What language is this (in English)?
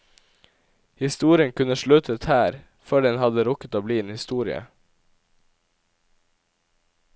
Norwegian